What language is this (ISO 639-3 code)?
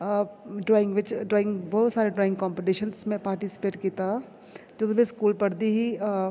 doi